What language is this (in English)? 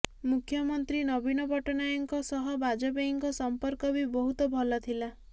Odia